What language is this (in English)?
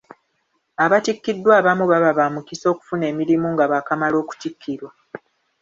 Ganda